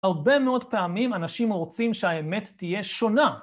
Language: Hebrew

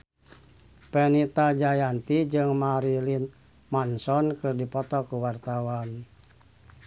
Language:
Sundanese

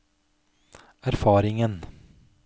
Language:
Norwegian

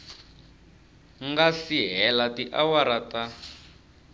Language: Tsonga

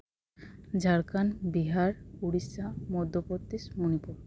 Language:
Santali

